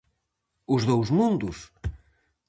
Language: Galician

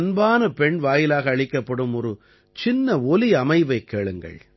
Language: Tamil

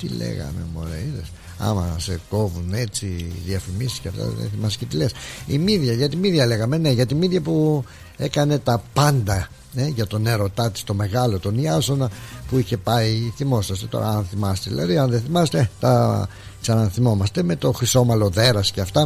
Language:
Greek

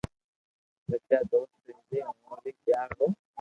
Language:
Loarki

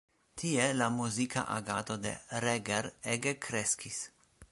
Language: Esperanto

